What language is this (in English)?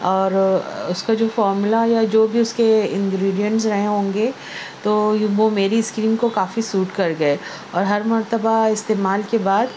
Urdu